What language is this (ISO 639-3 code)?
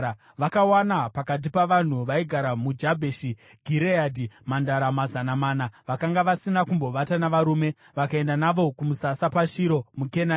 sna